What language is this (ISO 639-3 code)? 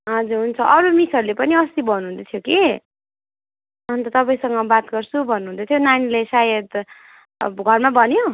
nep